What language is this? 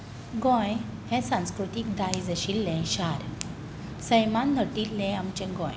Konkani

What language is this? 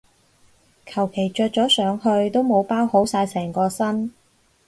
Cantonese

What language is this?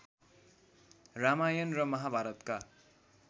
Nepali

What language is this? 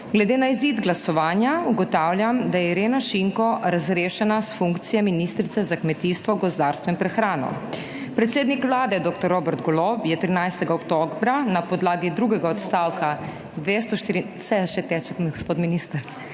Slovenian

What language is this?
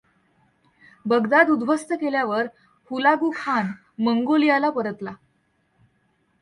Marathi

